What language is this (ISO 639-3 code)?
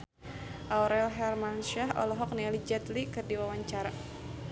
sun